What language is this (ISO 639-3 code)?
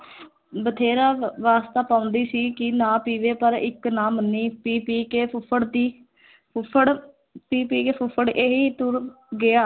pan